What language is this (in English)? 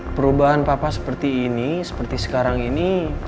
Indonesian